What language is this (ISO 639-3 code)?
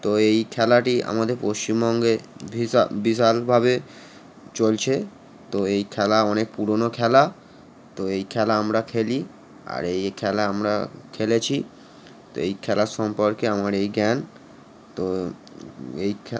ben